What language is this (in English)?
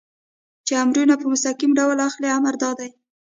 Pashto